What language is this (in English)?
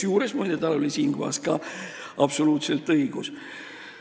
Estonian